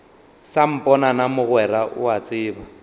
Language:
Northern Sotho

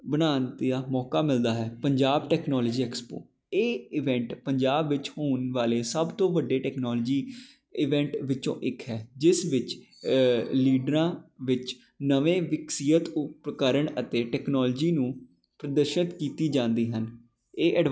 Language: Punjabi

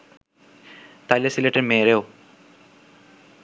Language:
Bangla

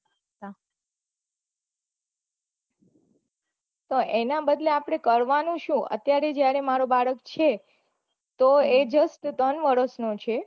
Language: Gujarati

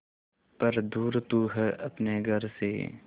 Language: Hindi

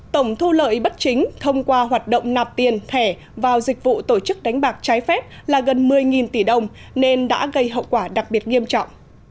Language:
Vietnamese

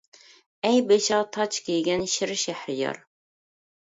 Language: Uyghur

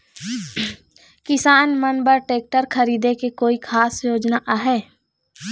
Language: Chhattisgarhi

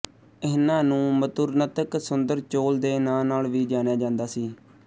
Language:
Punjabi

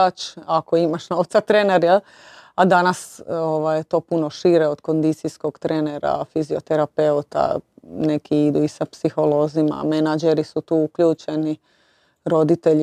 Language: Croatian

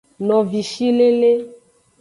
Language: Aja (Benin)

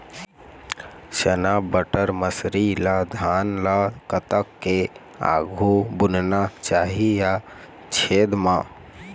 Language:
Chhattisgarhi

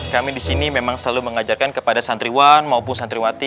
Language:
Indonesian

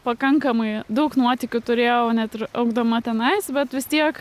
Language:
Lithuanian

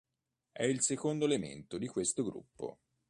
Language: Italian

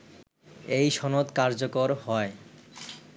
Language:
Bangla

